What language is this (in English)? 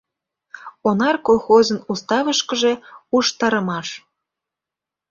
Mari